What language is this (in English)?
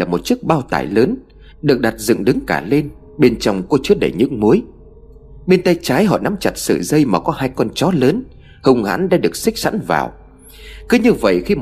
Vietnamese